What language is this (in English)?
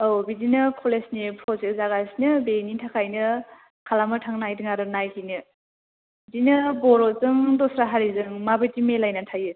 Bodo